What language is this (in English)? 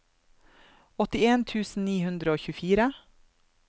Norwegian